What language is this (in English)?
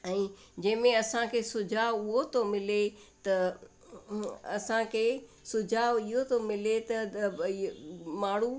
Sindhi